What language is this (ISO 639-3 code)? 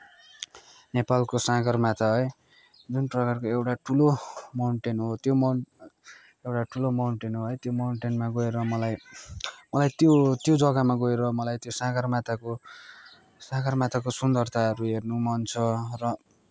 nep